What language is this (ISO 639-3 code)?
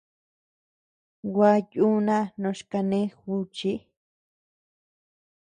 cux